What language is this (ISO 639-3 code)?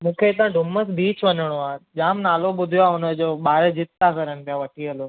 snd